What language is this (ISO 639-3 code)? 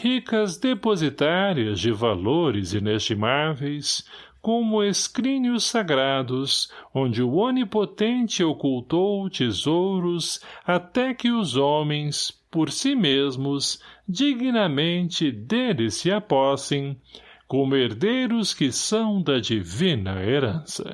por